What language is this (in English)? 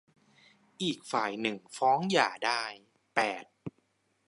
Thai